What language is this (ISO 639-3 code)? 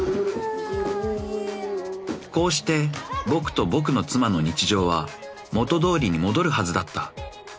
jpn